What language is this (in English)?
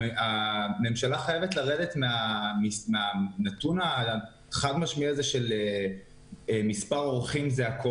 Hebrew